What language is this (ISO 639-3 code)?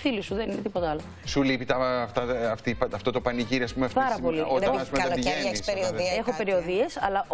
ell